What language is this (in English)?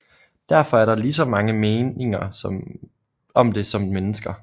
Danish